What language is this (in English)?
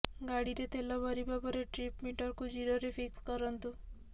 Odia